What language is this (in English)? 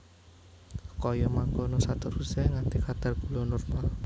Javanese